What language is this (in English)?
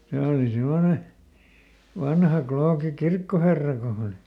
Finnish